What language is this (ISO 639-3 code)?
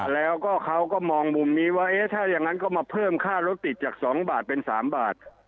tha